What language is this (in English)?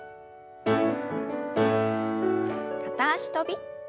Japanese